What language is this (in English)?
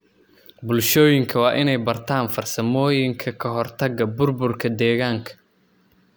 Somali